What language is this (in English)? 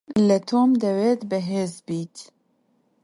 Central Kurdish